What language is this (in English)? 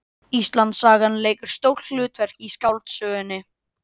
Icelandic